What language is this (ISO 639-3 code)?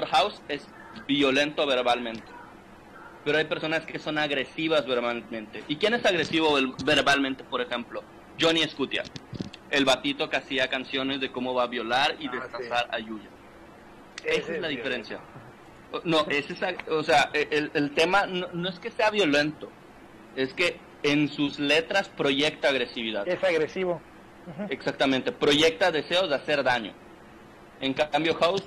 spa